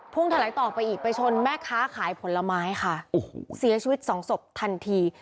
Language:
Thai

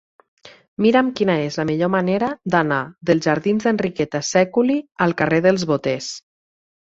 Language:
Catalan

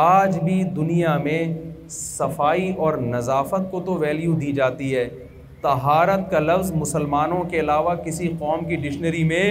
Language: Urdu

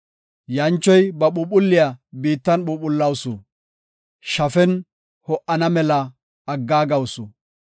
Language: Gofa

